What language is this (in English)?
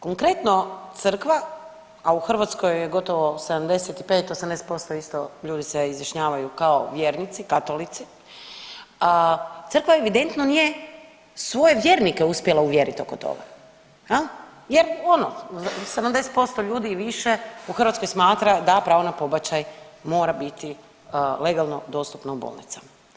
Croatian